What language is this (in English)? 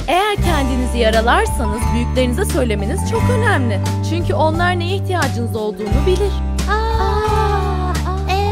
Turkish